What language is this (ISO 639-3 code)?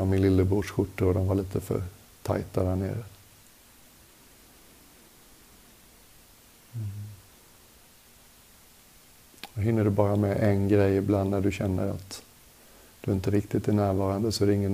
swe